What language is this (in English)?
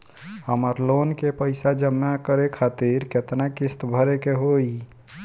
Bhojpuri